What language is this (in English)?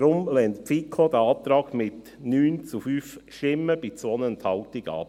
Swiss German